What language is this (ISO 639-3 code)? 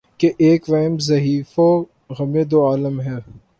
urd